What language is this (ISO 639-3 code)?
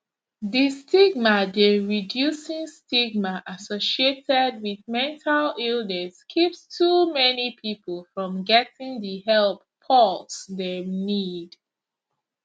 pcm